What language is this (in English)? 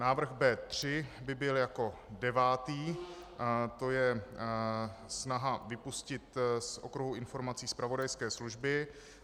Czech